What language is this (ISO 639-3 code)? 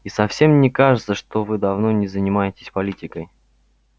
rus